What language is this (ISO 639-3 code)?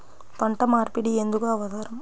tel